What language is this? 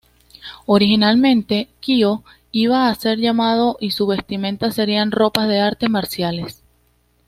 Spanish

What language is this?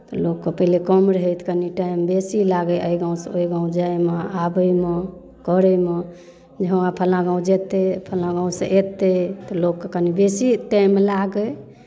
Maithili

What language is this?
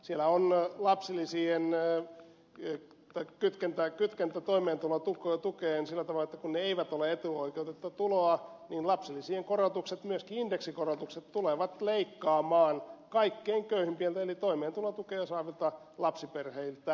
Finnish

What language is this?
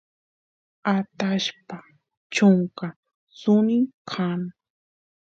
Santiago del Estero Quichua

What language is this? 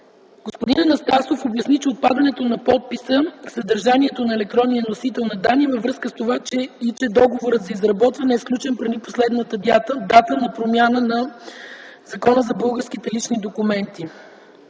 Bulgarian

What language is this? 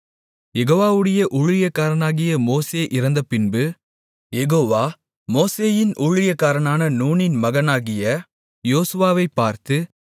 Tamil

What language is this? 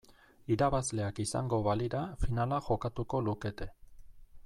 Basque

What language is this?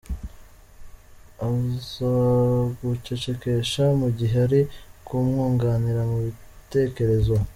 Kinyarwanda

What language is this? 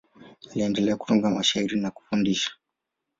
Swahili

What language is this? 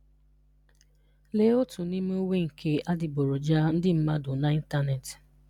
Igbo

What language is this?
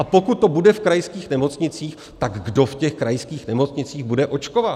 Czech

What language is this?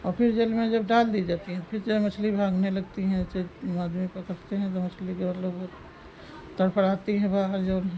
Hindi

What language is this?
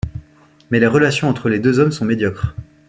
French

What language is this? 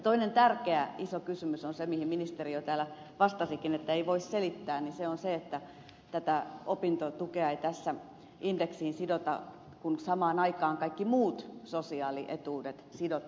Finnish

